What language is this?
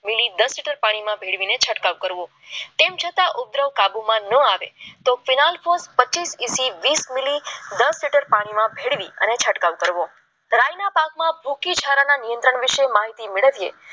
Gujarati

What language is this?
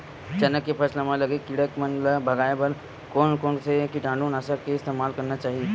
Chhattisgarhi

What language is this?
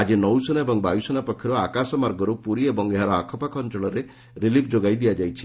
Odia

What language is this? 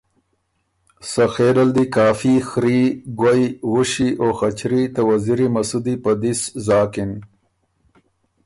Ormuri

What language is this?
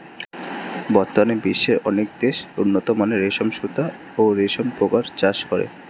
Bangla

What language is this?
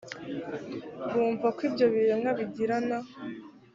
Kinyarwanda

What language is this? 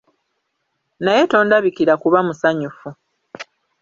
Ganda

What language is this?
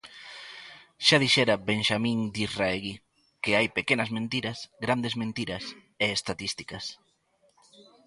Galician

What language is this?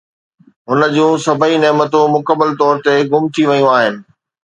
Sindhi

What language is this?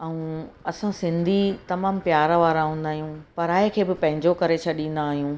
Sindhi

